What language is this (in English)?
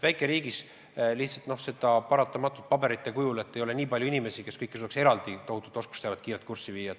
Estonian